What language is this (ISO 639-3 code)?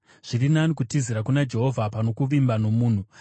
sna